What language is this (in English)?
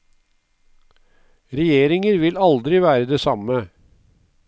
Norwegian